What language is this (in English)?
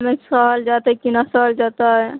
Maithili